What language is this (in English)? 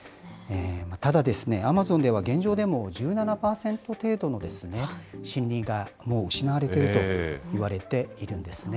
Japanese